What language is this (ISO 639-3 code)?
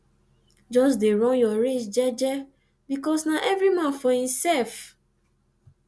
pcm